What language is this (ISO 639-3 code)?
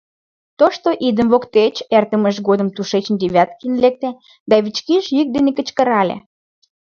chm